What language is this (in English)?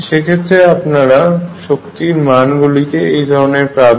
Bangla